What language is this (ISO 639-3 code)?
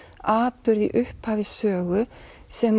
isl